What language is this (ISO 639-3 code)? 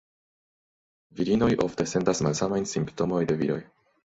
epo